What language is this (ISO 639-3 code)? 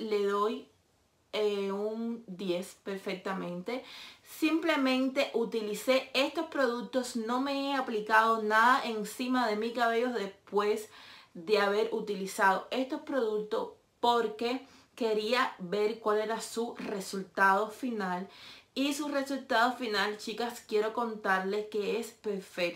spa